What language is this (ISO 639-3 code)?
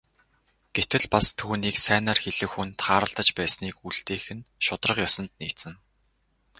mon